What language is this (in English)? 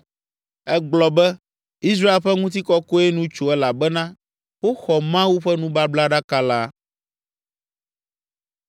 Ewe